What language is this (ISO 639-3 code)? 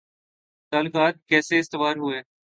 urd